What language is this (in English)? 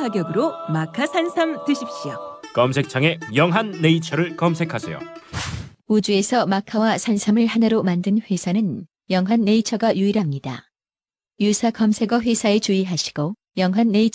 Korean